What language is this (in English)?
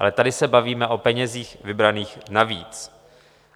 Czech